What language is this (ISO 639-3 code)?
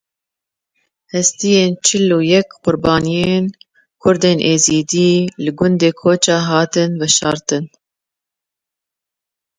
kur